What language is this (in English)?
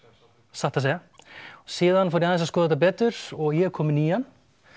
Icelandic